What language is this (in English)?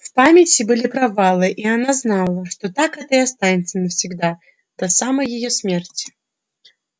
Russian